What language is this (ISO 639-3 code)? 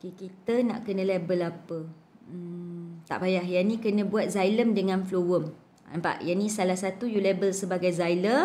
msa